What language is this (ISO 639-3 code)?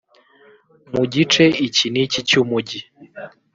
kin